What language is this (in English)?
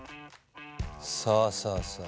Japanese